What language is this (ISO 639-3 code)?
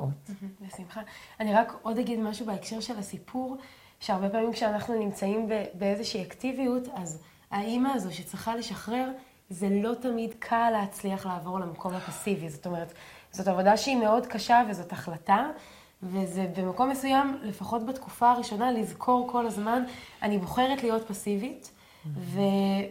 heb